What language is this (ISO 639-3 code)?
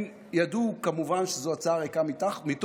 heb